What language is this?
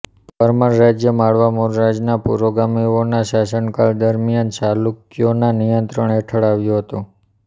Gujarati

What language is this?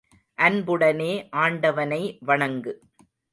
Tamil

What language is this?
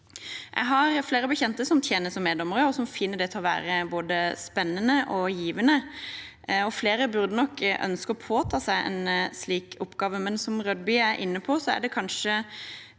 Norwegian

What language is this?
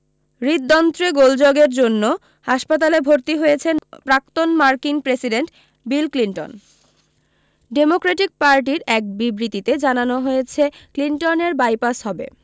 Bangla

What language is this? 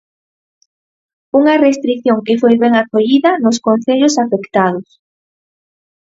Galician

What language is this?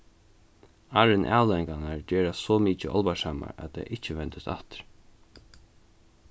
Faroese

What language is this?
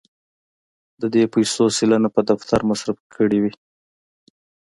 Pashto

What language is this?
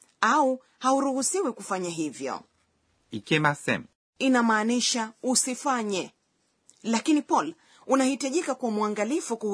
Swahili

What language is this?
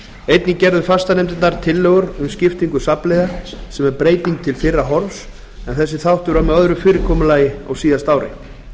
Icelandic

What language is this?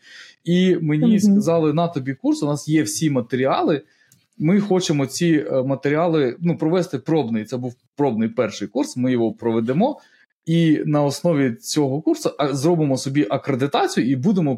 Ukrainian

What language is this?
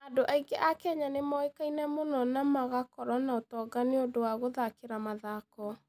Kikuyu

